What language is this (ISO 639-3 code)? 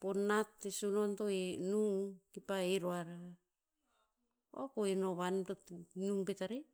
tpz